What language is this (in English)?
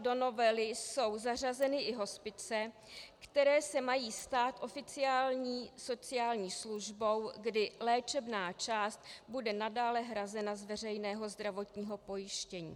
Czech